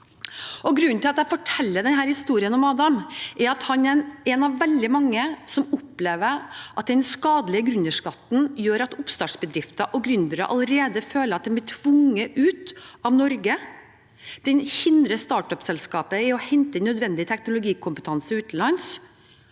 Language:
Norwegian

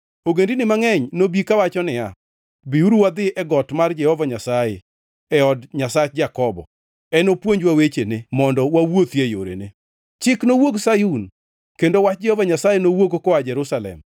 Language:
Luo (Kenya and Tanzania)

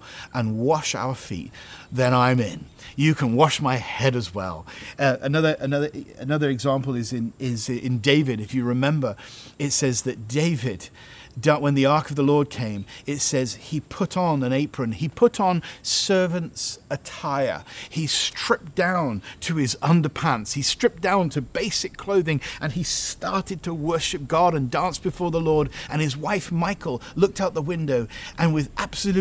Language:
English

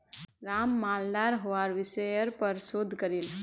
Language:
Magahi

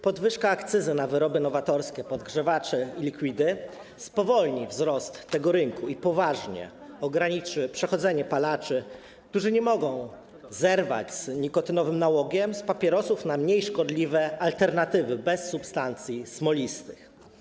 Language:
Polish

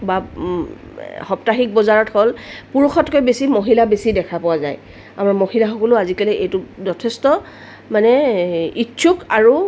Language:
Assamese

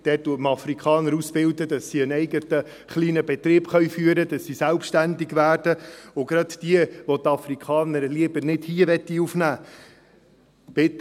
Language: Swiss German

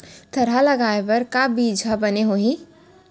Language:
Chhattisgarhi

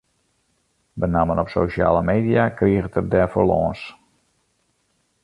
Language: Western Frisian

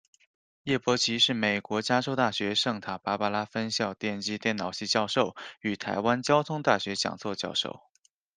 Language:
Chinese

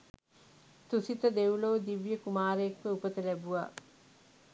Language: Sinhala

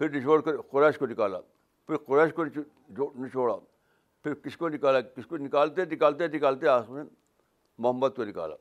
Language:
Urdu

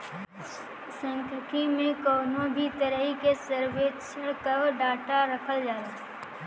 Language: Bhojpuri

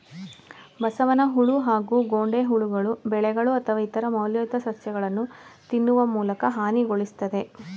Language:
Kannada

